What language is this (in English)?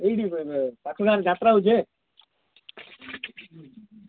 Odia